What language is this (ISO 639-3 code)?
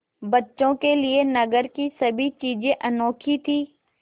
hin